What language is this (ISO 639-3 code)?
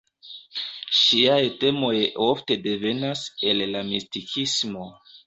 epo